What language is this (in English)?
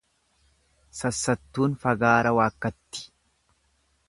Oromo